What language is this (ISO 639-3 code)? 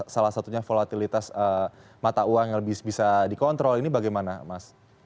ind